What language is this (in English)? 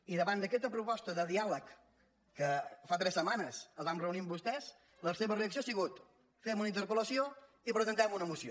Catalan